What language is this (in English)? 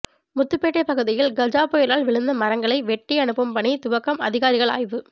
Tamil